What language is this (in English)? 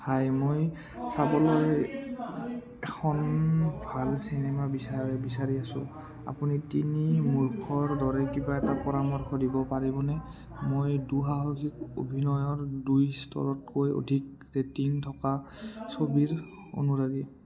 Assamese